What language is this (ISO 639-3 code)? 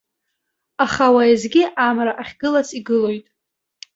abk